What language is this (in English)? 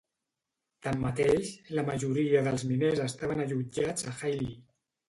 Catalan